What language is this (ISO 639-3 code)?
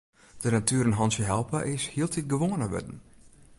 fry